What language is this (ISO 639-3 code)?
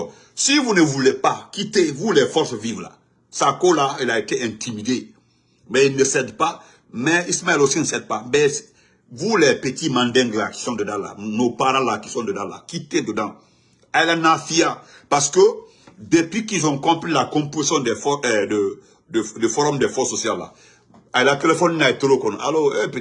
fra